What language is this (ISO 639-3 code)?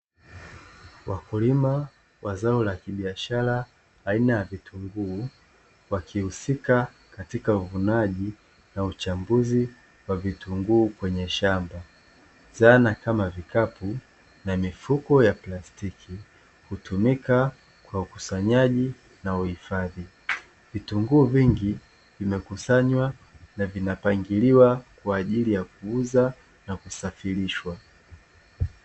swa